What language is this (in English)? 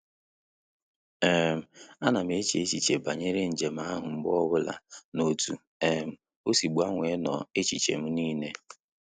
Igbo